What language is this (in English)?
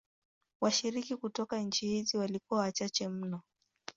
Swahili